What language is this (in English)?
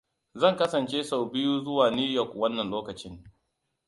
Hausa